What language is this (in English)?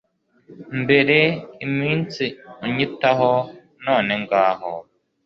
Kinyarwanda